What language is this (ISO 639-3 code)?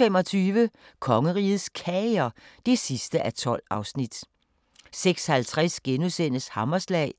dan